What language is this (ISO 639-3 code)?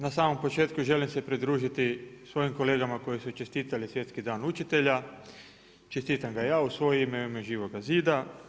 hrv